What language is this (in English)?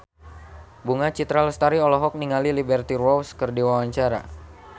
Sundanese